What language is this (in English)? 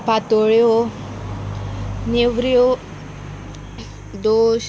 Konkani